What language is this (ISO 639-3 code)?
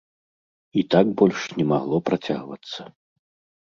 bel